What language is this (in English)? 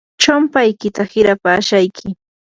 Yanahuanca Pasco Quechua